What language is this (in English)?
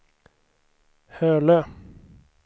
Swedish